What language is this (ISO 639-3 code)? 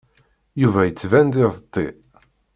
kab